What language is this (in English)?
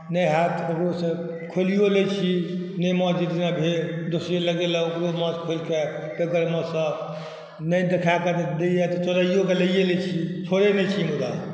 Maithili